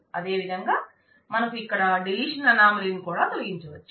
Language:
Telugu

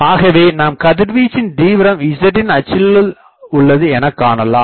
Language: Tamil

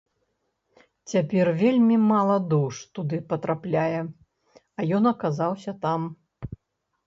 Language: Belarusian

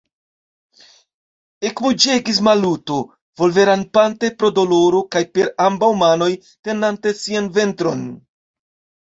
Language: Esperanto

